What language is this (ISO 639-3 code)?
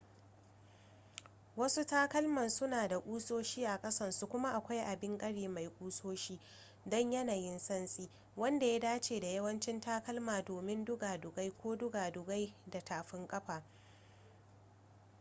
hau